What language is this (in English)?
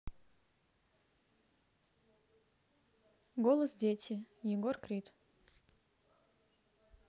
Russian